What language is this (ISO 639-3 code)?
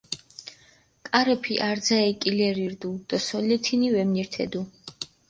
xmf